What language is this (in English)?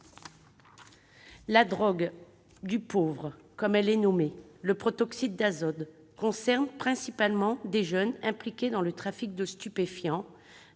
French